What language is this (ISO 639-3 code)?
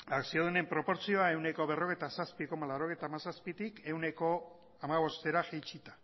eus